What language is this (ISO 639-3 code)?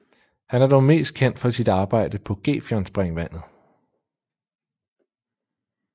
dan